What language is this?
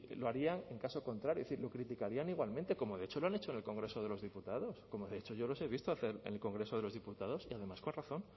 Spanish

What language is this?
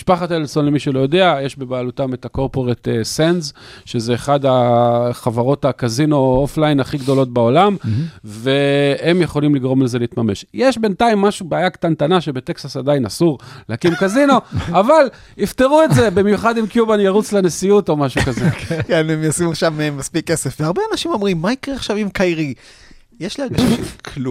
Hebrew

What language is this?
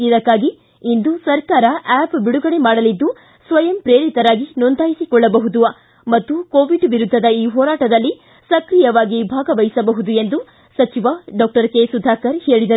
Kannada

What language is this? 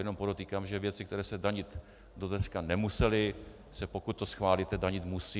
Czech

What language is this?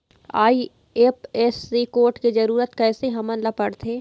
Chhattisgarhi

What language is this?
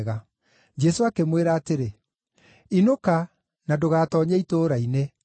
Kikuyu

